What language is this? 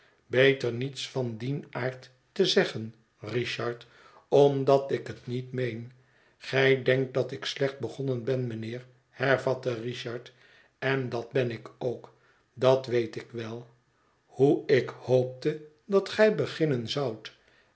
Dutch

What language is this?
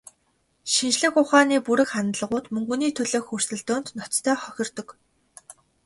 Mongolian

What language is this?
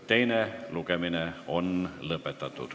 Estonian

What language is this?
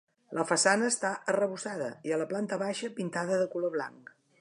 Catalan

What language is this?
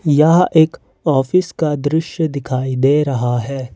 Hindi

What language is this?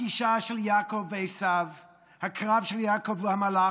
Hebrew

